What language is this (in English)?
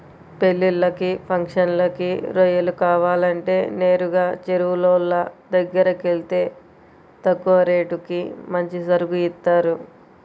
Telugu